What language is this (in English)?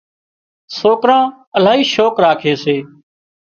Wadiyara Koli